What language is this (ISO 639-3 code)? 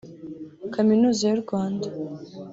kin